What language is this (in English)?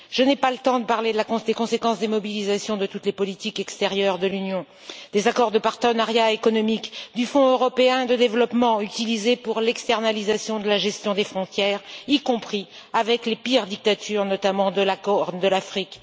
French